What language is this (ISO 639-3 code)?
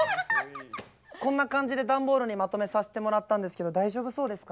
jpn